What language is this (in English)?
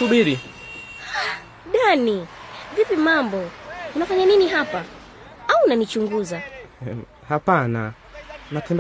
Swahili